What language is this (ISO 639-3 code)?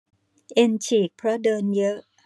tha